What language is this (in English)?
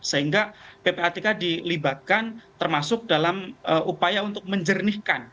Indonesian